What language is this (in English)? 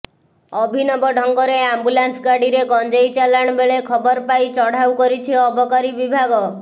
Odia